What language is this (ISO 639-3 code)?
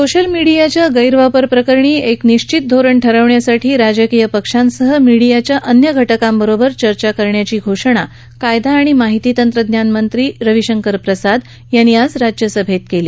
mar